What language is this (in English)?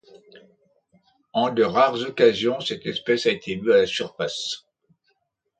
French